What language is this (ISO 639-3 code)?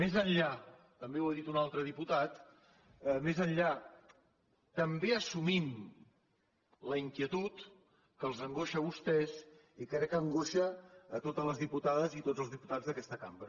cat